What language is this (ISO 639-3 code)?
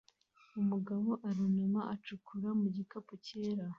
kin